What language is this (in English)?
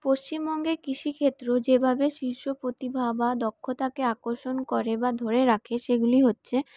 Bangla